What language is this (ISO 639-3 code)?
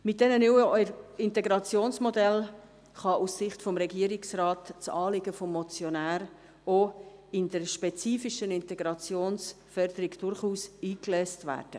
gsw